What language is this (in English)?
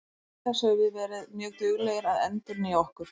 Icelandic